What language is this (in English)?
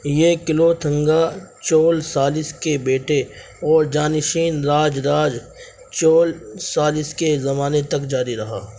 Urdu